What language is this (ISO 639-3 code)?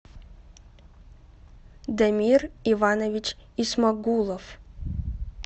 rus